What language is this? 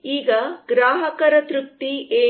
Kannada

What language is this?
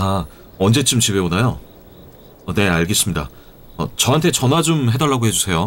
Korean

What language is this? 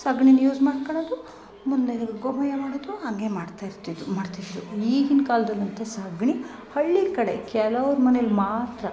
Kannada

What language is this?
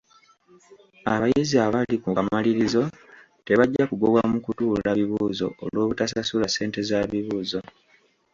Ganda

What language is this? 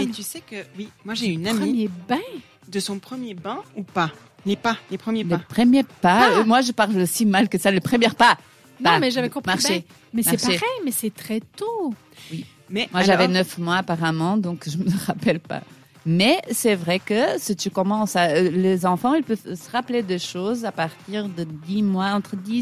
French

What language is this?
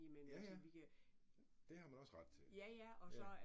Danish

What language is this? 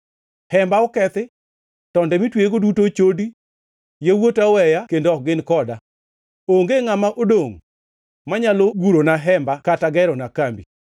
Luo (Kenya and Tanzania)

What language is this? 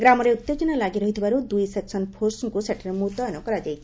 Odia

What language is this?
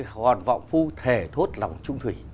Vietnamese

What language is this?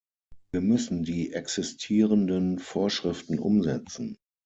German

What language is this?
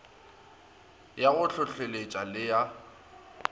Northern Sotho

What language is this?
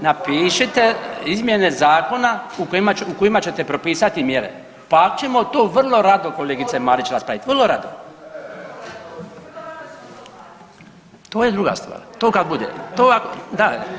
Croatian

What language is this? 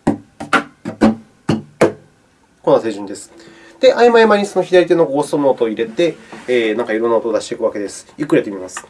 Japanese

